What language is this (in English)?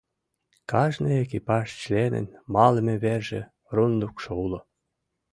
Mari